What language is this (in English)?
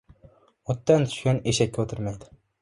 Uzbek